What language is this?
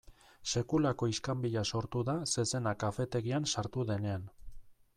Basque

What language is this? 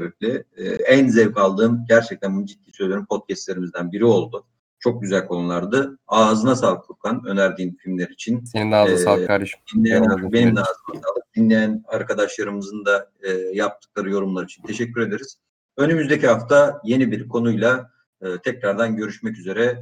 Turkish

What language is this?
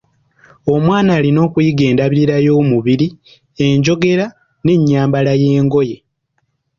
Ganda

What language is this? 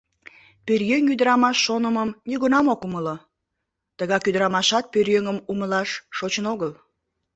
Mari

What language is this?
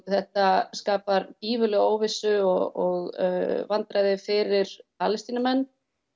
Icelandic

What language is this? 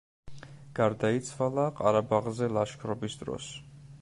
Georgian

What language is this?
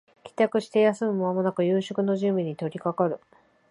Japanese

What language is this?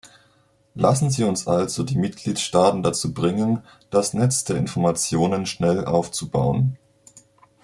German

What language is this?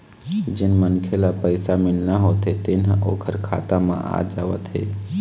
Chhattisgarhi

